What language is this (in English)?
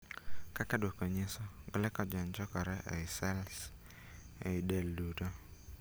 Luo (Kenya and Tanzania)